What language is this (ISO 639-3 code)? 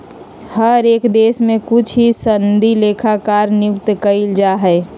mag